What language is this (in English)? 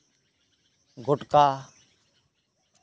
Santali